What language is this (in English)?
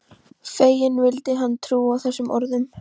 Icelandic